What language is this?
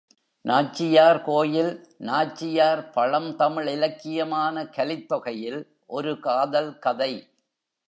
Tamil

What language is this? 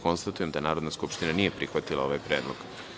Serbian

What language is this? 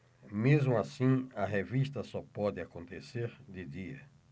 Portuguese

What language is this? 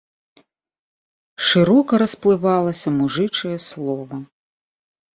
Belarusian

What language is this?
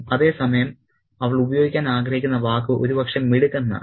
Malayalam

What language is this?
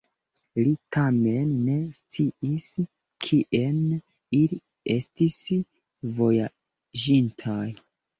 Esperanto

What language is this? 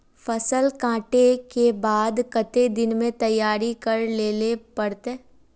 Magahi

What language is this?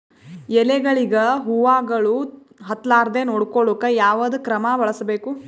Kannada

